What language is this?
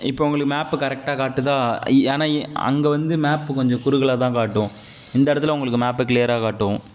Tamil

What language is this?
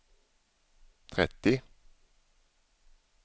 Swedish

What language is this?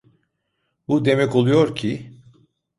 Turkish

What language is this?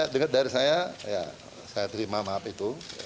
Indonesian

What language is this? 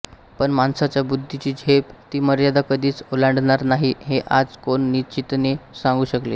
Marathi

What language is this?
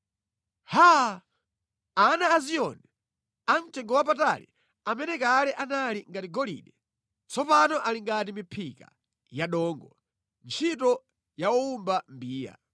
Nyanja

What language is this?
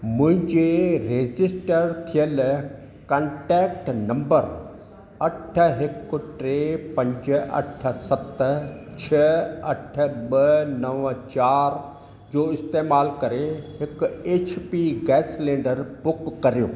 Sindhi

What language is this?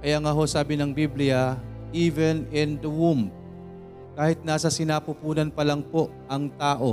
Filipino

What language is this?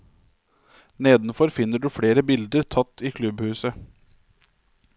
Norwegian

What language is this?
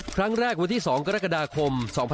Thai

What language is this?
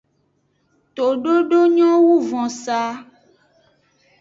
Aja (Benin)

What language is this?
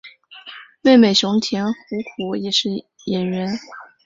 Chinese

